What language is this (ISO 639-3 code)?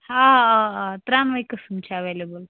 kas